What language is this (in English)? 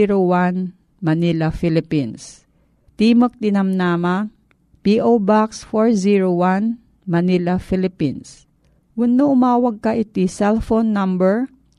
Filipino